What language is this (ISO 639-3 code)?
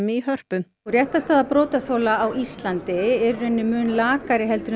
isl